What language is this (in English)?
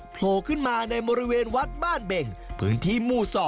Thai